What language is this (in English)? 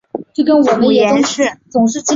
Chinese